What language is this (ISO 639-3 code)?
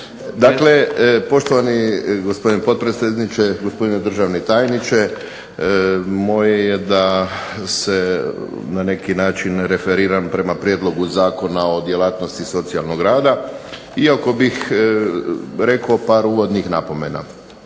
hrv